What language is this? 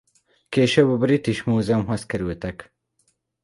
Hungarian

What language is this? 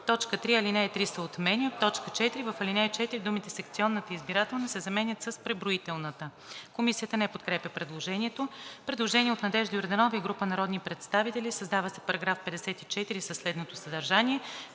Bulgarian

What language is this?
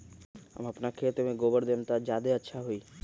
Magahi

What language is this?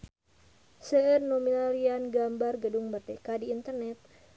Sundanese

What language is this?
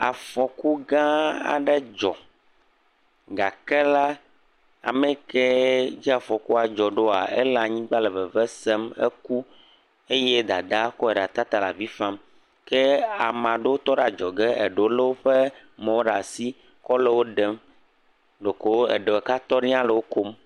Ewe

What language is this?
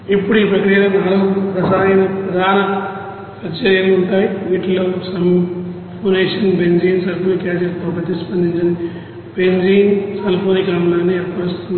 Telugu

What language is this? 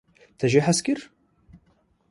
Kurdish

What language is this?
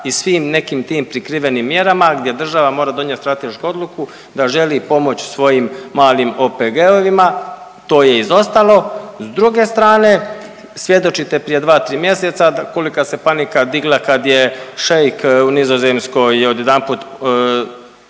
Croatian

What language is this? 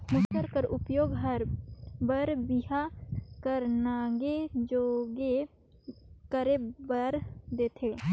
Chhattisgarhi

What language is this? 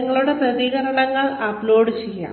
Malayalam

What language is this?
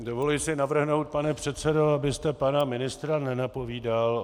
Czech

